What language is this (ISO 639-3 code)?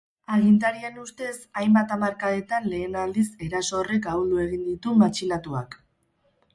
eus